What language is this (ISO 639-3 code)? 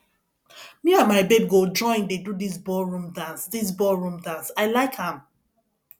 pcm